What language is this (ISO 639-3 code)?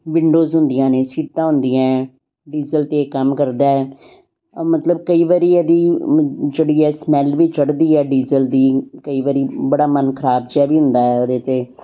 pan